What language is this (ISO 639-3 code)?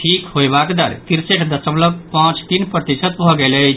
mai